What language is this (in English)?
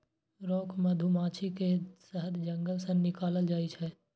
Maithili